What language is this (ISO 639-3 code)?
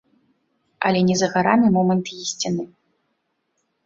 bel